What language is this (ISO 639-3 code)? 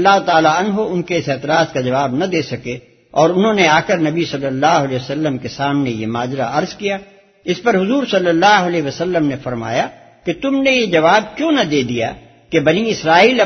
urd